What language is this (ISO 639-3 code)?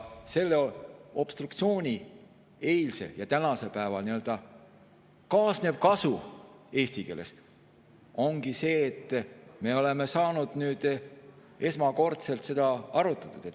est